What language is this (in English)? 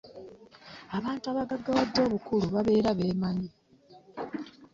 Ganda